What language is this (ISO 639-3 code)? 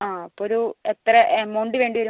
mal